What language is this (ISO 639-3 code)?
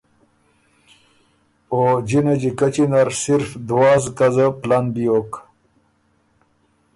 oru